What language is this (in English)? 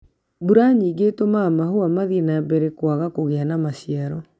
Kikuyu